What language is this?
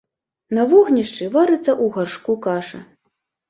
Belarusian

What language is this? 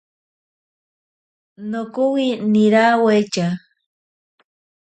Ashéninka Perené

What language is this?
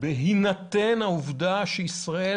Hebrew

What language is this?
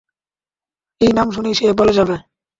Bangla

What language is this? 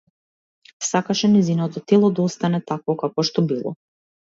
Macedonian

